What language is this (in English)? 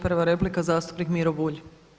Croatian